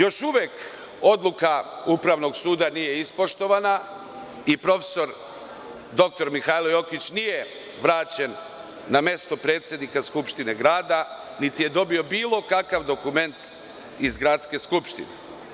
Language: Serbian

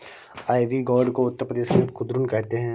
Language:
Hindi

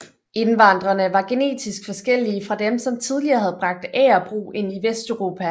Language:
Danish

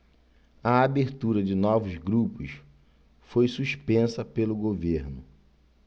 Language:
Portuguese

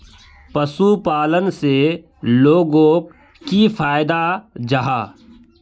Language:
Magahi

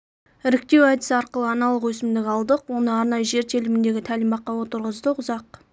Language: Kazakh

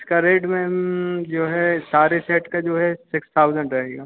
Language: Hindi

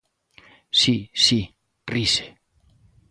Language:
Galician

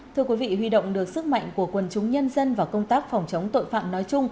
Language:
Vietnamese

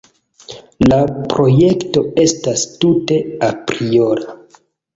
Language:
Esperanto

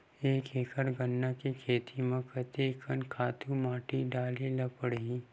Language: Chhattisgarhi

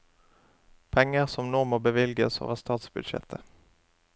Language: Norwegian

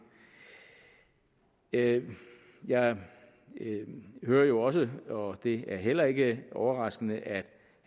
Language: Danish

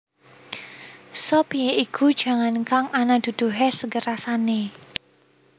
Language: Javanese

